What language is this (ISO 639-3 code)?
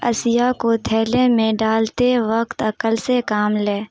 urd